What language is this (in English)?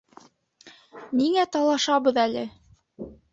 Bashkir